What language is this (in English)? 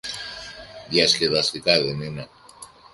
Greek